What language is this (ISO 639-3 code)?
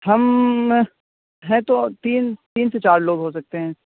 urd